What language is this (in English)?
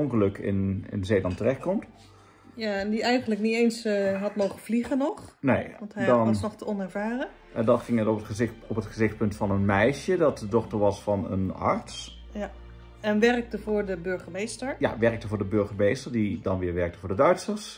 Dutch